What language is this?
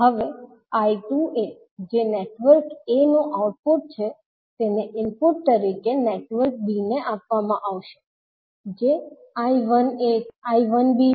Gujarati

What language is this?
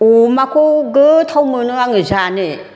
Bodo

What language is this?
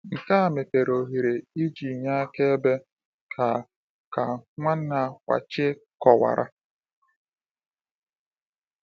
Igbo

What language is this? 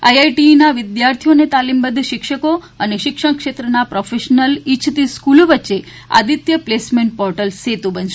Gujarati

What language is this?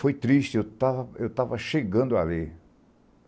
Portuguese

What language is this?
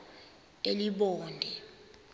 Xhosa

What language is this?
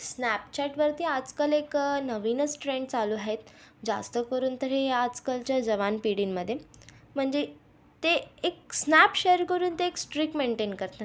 Marathi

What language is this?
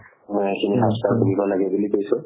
Assamese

